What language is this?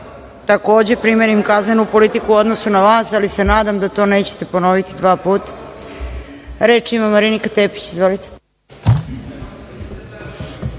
Serbian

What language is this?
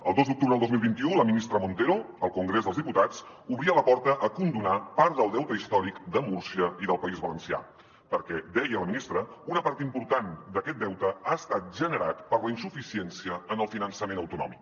Catalan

